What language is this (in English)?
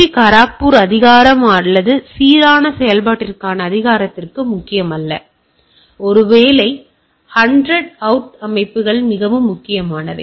Tamil